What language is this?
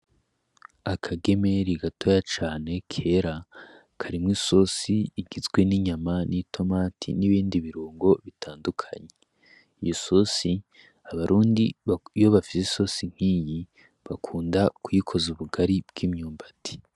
Rundi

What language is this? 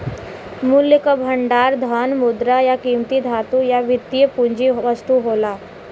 Bhojpuri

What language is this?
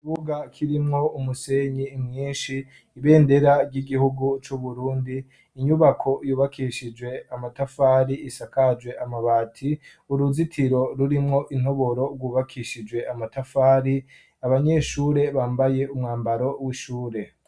Rundi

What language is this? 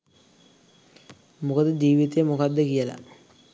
Sinhala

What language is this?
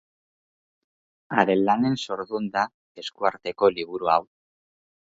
Basque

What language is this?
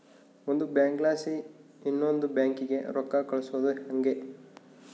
Kannada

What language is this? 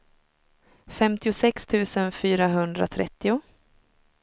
Swedish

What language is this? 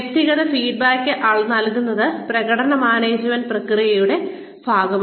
Malayalam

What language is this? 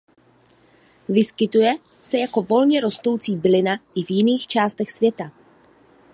Czech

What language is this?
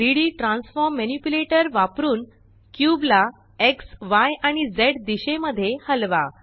Marathi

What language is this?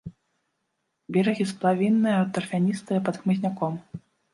Belarusian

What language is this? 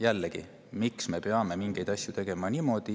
Estonian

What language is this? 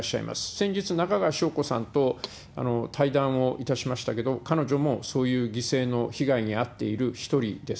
Japanese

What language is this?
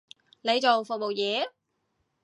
Cantonese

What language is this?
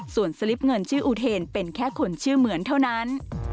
Thai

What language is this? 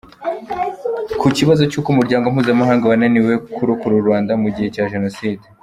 Kinyarwanda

